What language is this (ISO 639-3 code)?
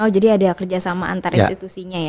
ind